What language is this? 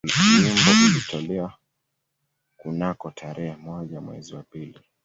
Swahili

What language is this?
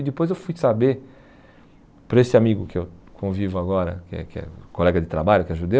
Portuguese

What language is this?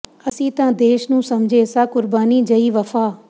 Punjabi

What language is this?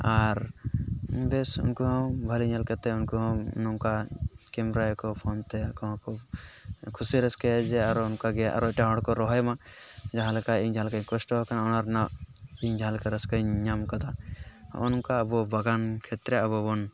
Santali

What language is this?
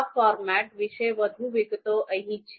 Gujarati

